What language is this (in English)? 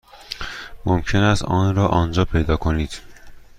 Persian